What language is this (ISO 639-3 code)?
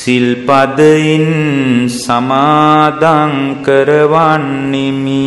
ron